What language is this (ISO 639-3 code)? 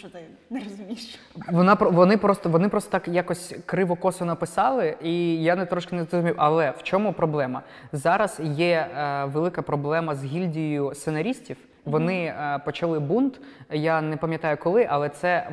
ukr